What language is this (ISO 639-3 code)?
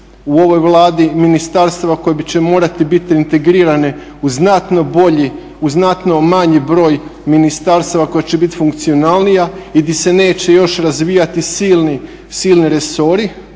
hrv